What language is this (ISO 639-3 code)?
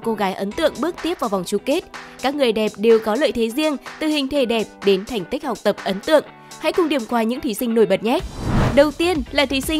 vie